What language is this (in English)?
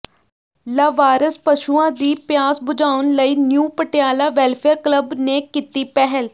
Punjabi